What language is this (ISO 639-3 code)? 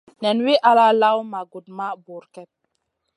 mcn